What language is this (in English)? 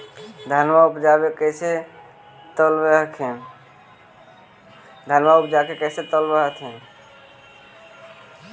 Magahi